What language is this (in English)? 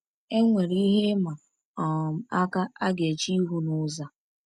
Igbo